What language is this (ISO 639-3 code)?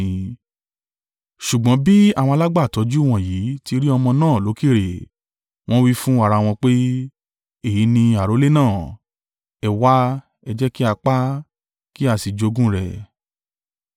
yor